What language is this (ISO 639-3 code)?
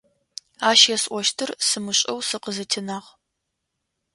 ady